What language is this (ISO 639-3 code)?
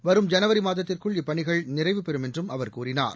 tam